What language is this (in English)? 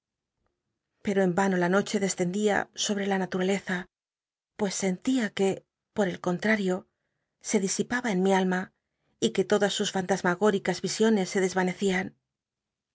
Spanish